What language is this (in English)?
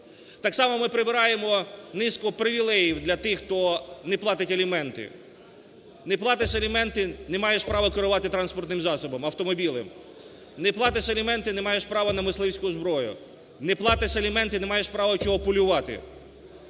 Ukrainian